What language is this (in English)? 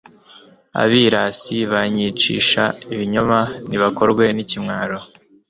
Kinyarwanda